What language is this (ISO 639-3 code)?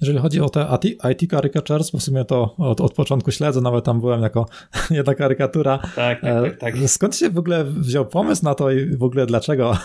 pol